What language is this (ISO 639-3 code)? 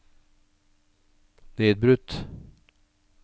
nor